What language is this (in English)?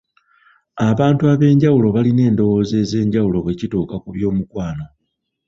Ganda